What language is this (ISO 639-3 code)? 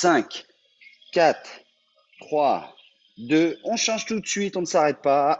fra